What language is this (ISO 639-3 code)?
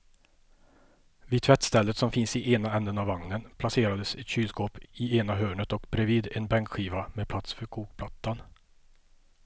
swe